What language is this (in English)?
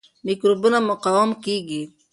Pashto